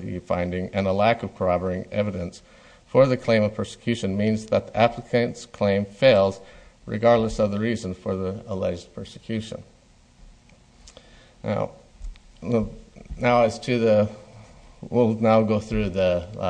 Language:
English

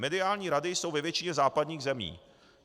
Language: Czech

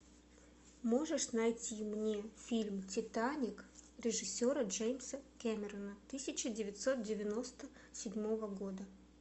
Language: Russian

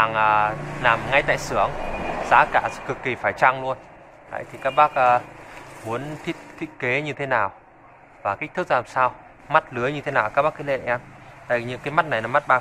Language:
Vietnamese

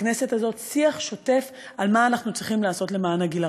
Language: Hebrew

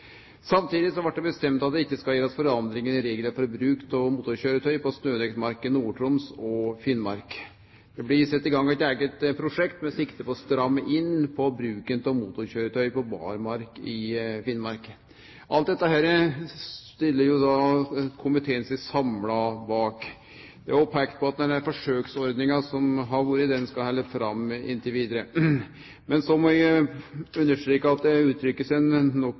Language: Norwegian Nynorsk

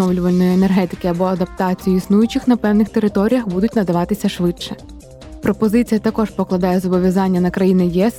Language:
Ukrainian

